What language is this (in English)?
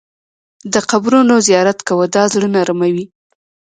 Pashto